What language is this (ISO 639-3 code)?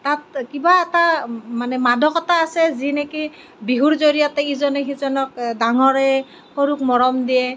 asm